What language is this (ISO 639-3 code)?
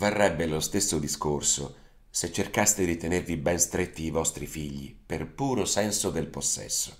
ita